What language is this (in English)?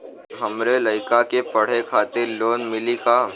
Bhojpuri